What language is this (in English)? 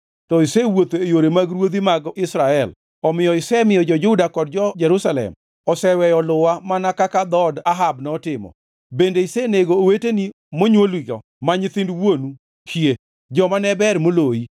Luo (Kenya and Tanzania)